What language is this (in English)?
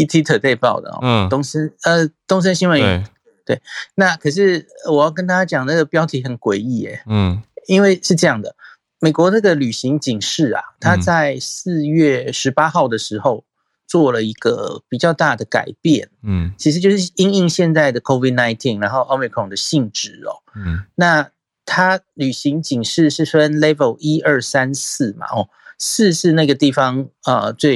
Chinese